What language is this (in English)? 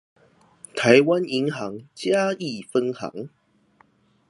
Chinese